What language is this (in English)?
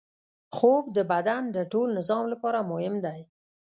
Pashto